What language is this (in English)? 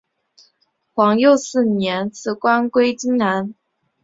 Chinese